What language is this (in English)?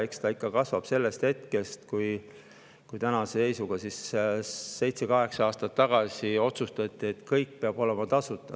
Estonian